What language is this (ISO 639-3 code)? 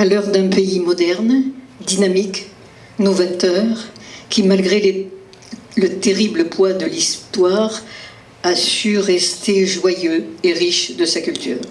fra